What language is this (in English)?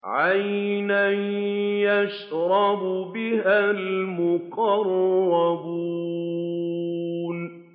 Arabic